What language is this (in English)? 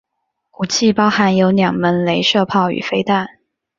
Chinese